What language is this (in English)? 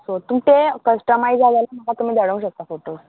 Konkani